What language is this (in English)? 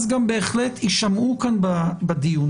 Hebrew